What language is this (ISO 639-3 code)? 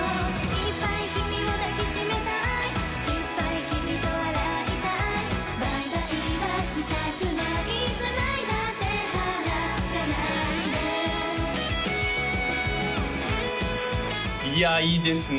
jpn